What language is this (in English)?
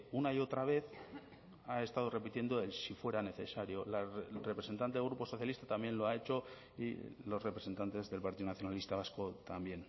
Spanish